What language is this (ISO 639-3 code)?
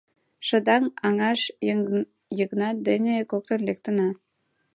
chm